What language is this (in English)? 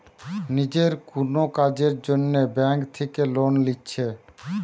Bangla